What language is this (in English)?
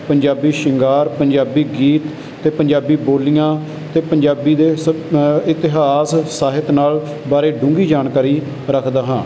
Punjabi